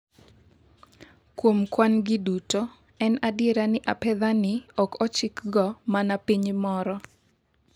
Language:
Luo (Kenya and Tanzania)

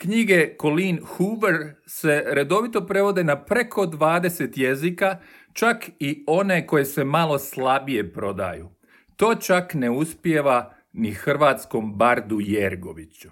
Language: Croatian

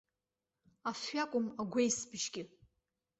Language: Abkhazian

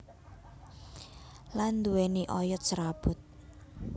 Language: Javanese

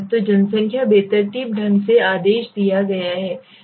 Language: Hindi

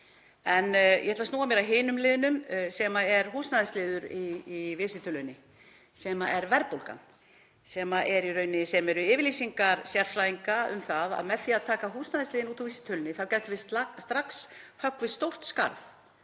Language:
Icelandic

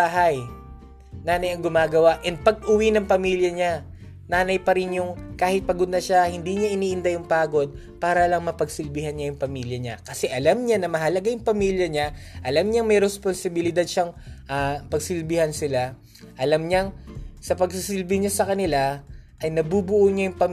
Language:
Filipino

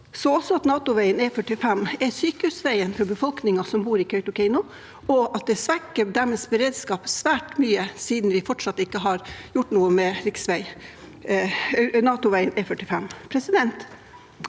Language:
Norwegian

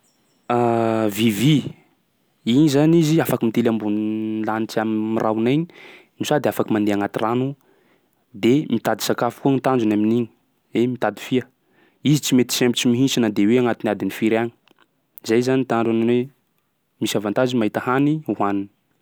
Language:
Sakalava Malagasy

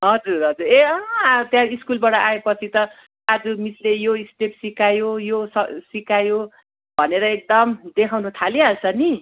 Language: Nepali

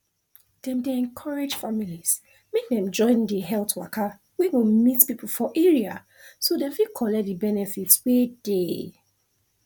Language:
Nigerian Pidgin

